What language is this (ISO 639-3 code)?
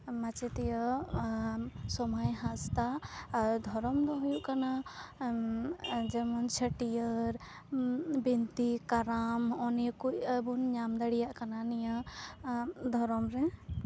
sat